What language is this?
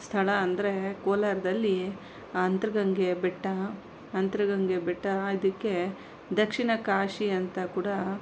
Kannada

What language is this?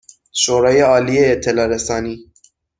Persian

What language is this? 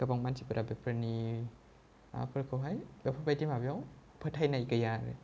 Bodo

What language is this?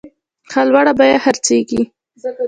Pashto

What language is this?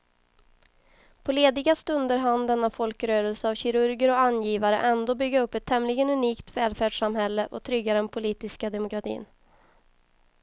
Swedish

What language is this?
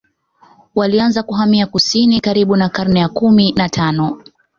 Swahili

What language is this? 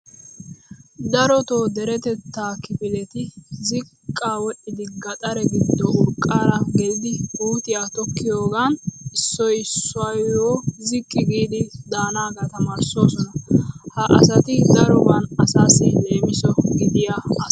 Wolaytta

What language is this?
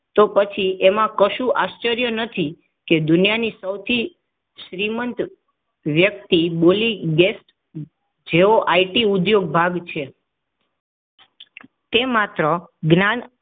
Gujarati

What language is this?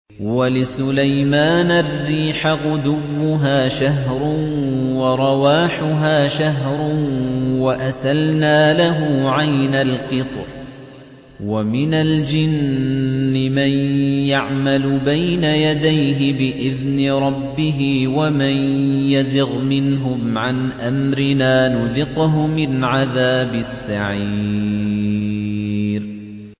Arabic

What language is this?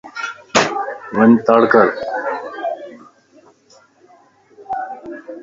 Lasi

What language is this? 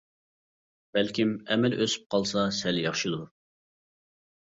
Uyghur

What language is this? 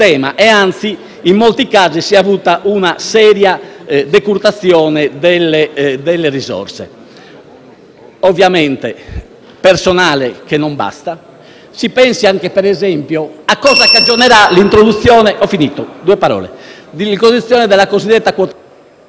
Italian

